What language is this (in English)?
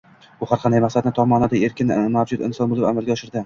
Uzbek